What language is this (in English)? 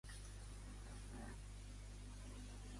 Catalan